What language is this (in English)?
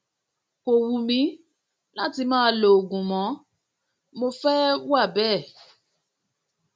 Yoruba